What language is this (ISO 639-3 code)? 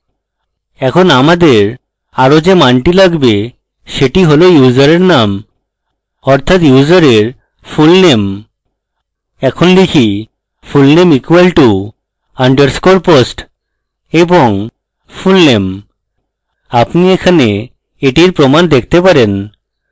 ben